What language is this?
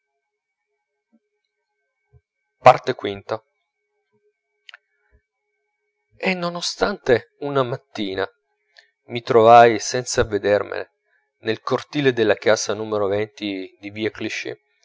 Italian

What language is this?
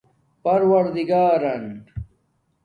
Domaaki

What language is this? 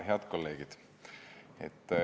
Estonian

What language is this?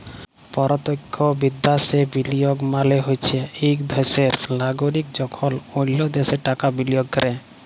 Bangla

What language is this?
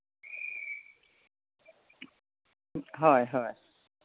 Assamese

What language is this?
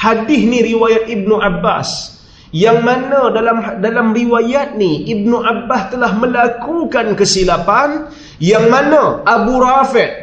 Malay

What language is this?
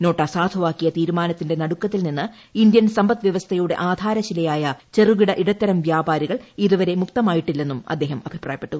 Malayalam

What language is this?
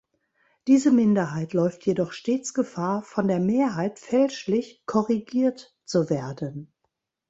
German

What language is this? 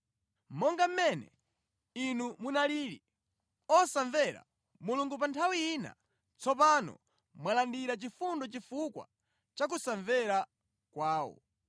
Nyanja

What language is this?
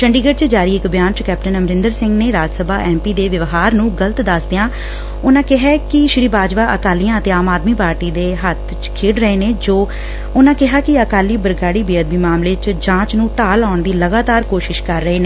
Punjabi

